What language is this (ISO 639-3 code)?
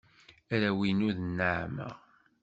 kab